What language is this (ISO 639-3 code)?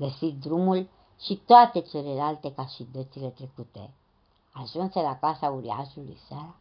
ron